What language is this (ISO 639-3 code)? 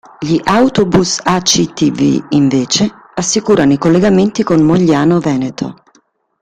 ita